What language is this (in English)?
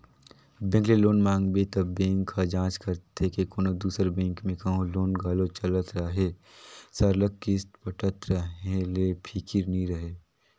Chhattisgarhi